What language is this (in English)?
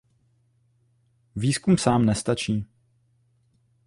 Czech